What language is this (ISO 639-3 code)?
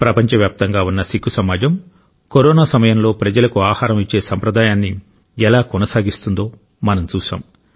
tel